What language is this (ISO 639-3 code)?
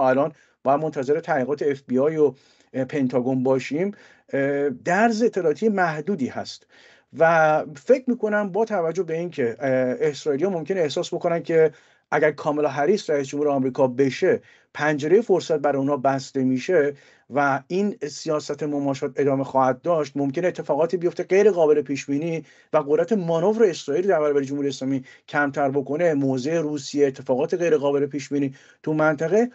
fas